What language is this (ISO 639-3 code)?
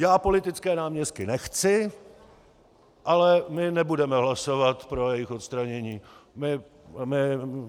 ces